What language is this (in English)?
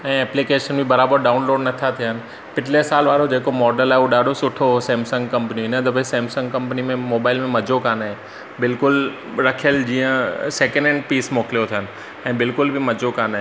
Sindhi